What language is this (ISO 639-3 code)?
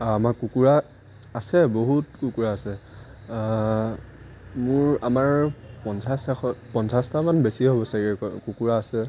asm